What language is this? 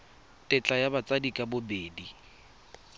Tswana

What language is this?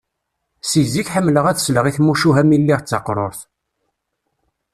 Kabyle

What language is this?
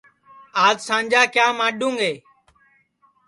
Sansi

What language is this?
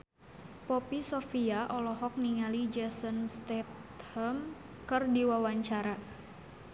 Sundanese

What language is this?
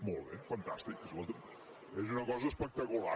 Catalan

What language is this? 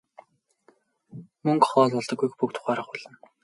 Mongolian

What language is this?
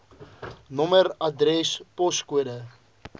Afrikaans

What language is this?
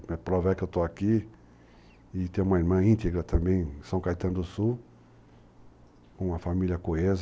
Portuguese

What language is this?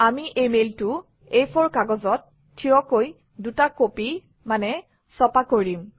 Assamese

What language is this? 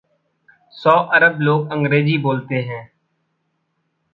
Hindi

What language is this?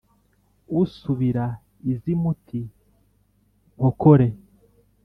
Kinyarwanda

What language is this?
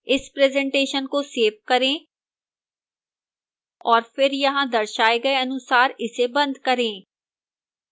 Hindi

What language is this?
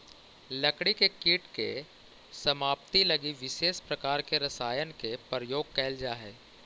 Magahi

